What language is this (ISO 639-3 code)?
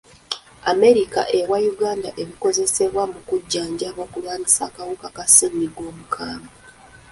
lug